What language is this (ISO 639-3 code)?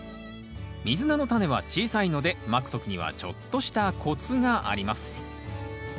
jpn